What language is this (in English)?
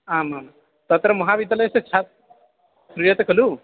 Sanskrit